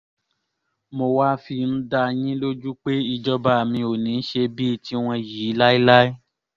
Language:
Yoruba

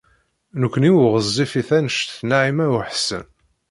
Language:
Kabyle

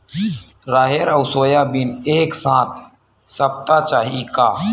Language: Chhattisgarhi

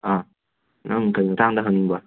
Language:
Manipuri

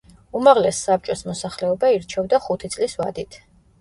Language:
Georgian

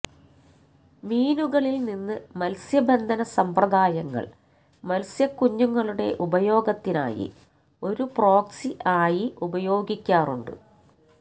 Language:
Malayalam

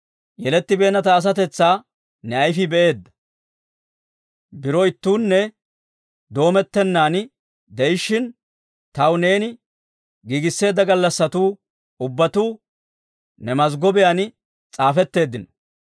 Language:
Dawro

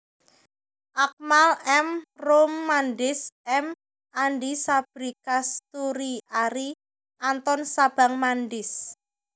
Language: Javanese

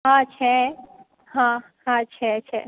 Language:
Gujarati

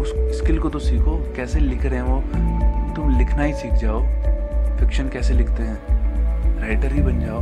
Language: Hindi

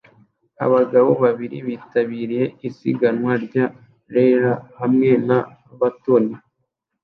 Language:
Kinyarwanda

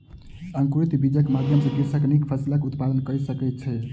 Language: Maithili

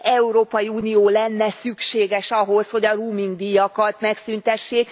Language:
Hungarian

